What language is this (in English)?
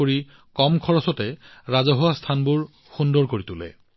Assamese